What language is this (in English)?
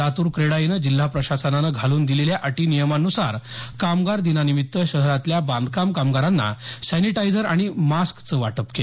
Marathi